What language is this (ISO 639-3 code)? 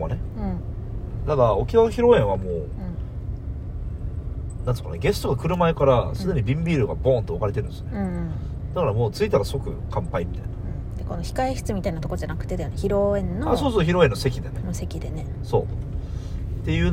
jpn